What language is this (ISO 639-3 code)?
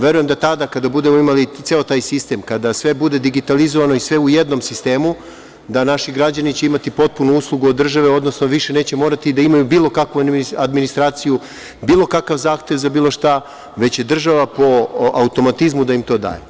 srp